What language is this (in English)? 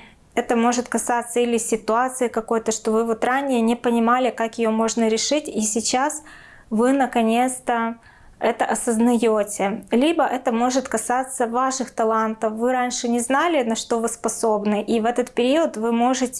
Russian